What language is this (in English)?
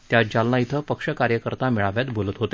Marathi